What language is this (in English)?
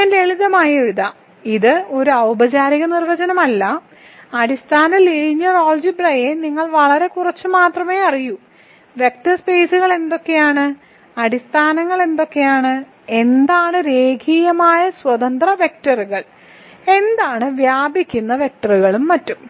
Malayalam